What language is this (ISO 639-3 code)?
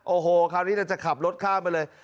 tha